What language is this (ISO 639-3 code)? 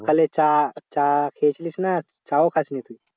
ben